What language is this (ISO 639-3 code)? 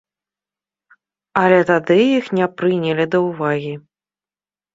bel